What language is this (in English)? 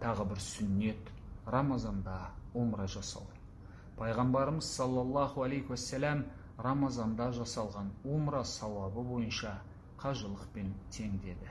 Turkish